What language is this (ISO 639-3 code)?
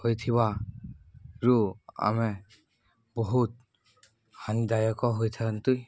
ori